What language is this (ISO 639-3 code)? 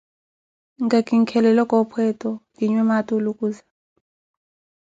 eko